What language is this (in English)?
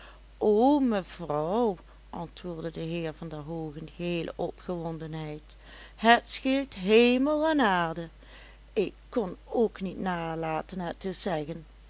Dutch